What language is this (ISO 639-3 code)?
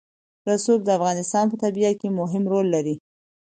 pus